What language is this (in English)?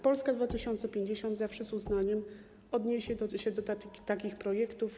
Polish